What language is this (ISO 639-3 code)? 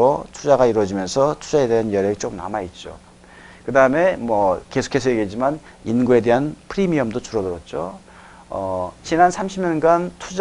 kor